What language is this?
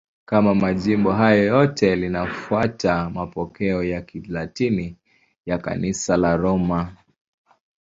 Swahili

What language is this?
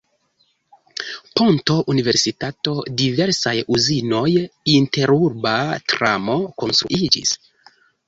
Esperanto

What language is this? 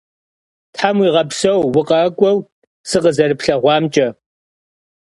Kabardian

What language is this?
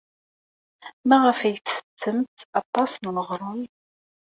Kabyle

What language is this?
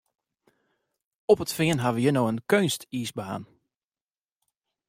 Western Frisian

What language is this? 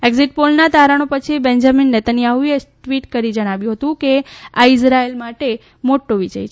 Gujarati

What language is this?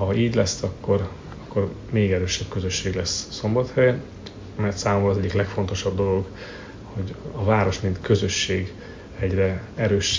Hungarian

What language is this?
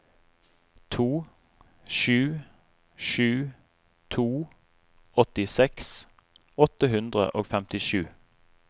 Norwegian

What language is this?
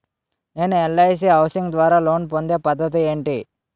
Telugu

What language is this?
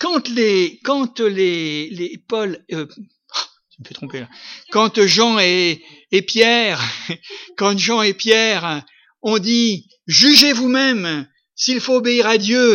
French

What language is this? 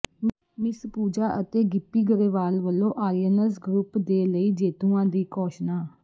Punjabi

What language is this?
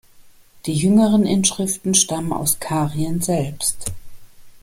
German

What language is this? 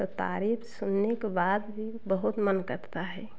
Hindi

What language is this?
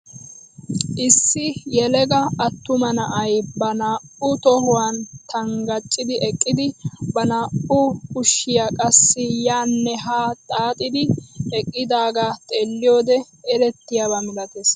Wolaytta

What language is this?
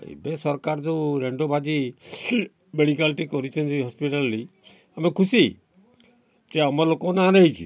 Odia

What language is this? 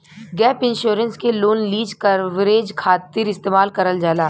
Bhojpuri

